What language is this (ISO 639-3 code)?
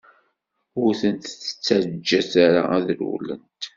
kab